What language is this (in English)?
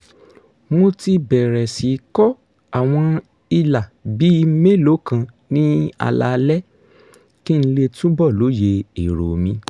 Yoruba